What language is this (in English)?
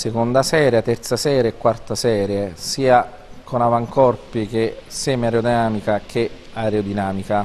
Italian